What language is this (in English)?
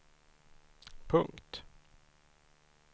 Swedish